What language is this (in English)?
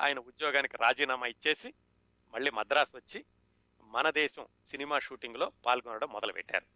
Telugu